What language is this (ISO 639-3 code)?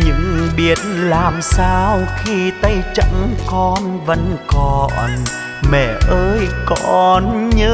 vie